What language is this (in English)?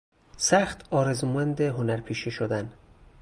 Persian